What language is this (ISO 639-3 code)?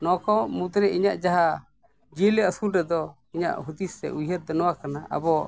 sat